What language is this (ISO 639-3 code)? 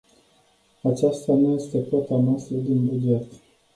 ron